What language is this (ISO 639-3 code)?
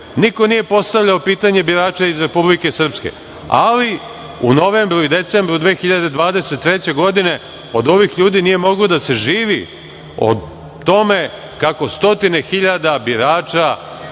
srp